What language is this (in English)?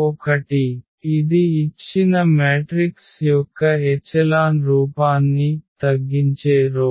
Telugu